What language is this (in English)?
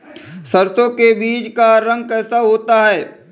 Hindi